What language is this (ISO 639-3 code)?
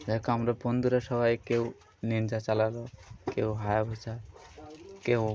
ben